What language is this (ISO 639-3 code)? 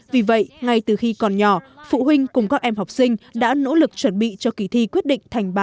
vie